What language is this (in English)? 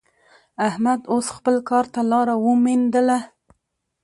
Pashto